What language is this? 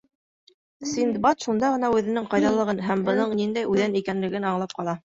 Bashkir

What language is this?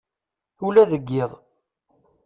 Kabyle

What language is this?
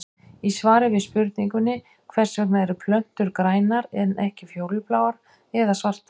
Icelandic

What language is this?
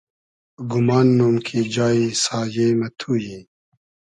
Hazaragi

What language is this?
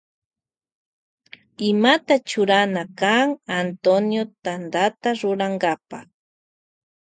Loja Highland Quichua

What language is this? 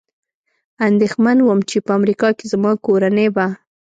Pashto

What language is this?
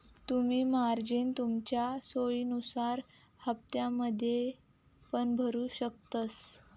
Marathi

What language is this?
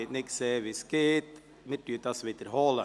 Swiss German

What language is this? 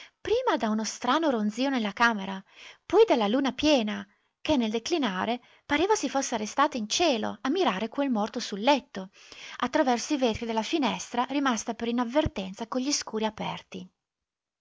Italian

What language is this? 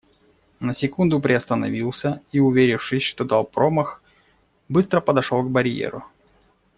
Russian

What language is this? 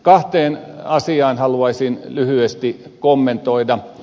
Finnish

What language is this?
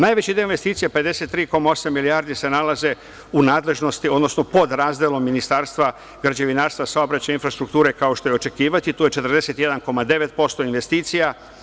Serbian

